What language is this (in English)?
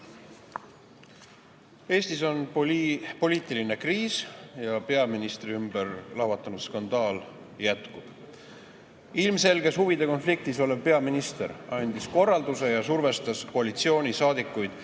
Estonian